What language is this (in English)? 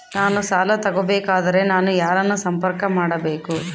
Kannada